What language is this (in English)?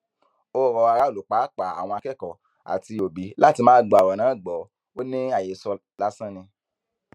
Yoruba